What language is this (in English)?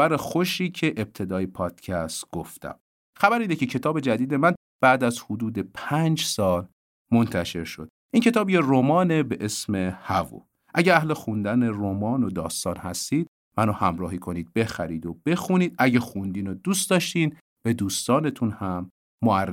Persian